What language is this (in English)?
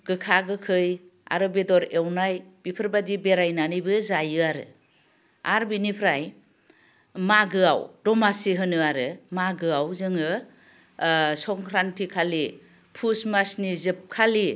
Bodo